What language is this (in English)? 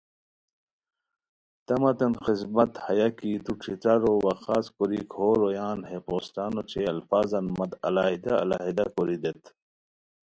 Khowar